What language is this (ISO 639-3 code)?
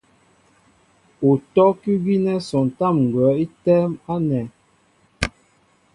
mbo